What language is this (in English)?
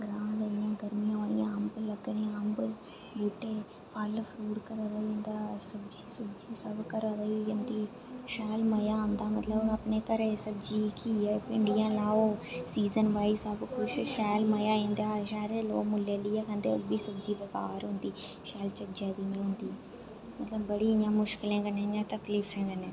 Dogri